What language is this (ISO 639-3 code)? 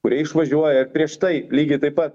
lit